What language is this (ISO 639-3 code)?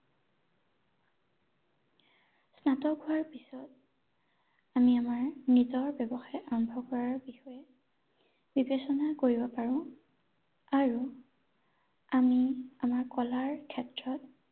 asm